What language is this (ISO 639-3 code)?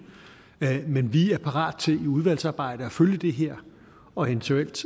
dan